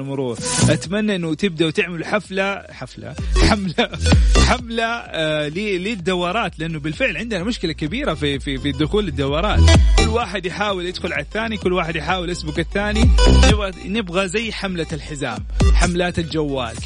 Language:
Arabic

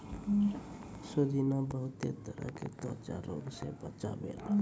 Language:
Maithili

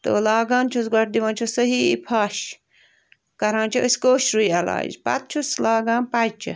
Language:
Kashmiri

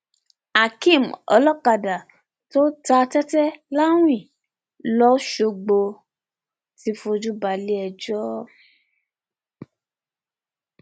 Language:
Yoruba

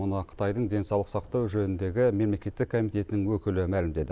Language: Kazakh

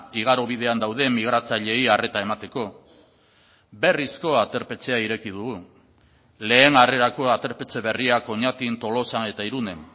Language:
Basque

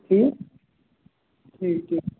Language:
Kashmiri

